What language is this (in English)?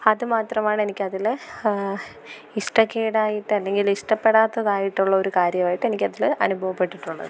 Malayalam